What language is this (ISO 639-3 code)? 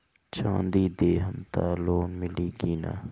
bho